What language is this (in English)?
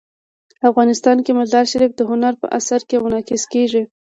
Pashto